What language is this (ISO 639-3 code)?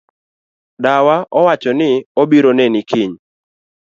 luo